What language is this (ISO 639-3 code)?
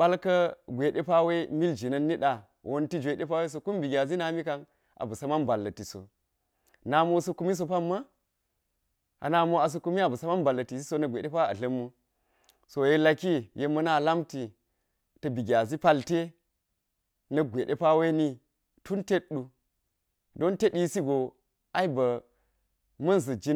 gyz